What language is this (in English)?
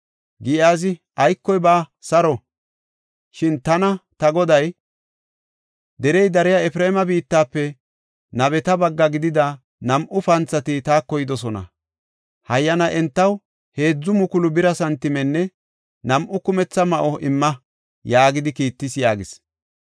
Gofa